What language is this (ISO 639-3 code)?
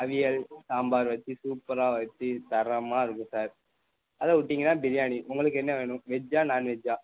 tam